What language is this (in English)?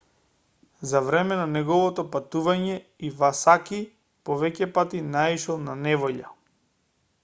Macedonian